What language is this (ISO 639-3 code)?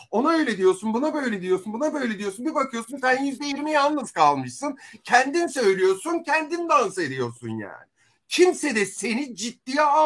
tur